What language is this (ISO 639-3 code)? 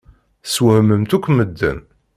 kab